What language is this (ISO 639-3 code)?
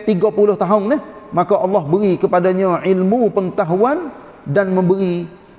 msa